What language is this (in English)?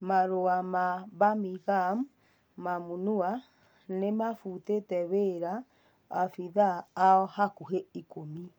Kikuyu